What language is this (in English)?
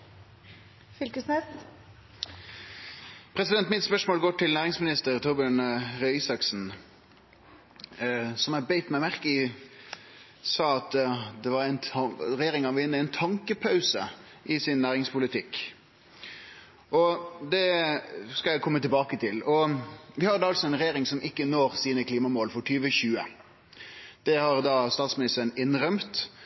Norwegian Nynorsk